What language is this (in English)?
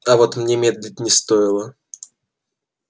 Russian